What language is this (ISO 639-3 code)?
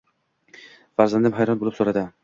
uzb